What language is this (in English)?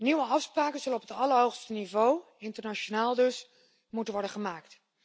Dutch